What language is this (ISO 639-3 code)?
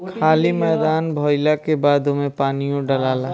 bho